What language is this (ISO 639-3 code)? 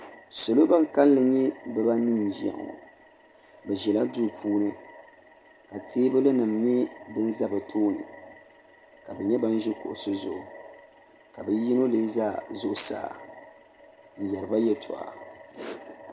dag